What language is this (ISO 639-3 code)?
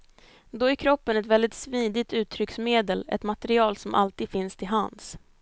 swe